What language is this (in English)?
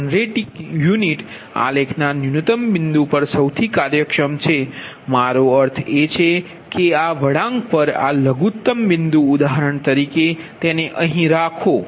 Gujarati